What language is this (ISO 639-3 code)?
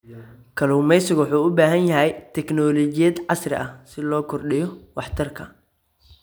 som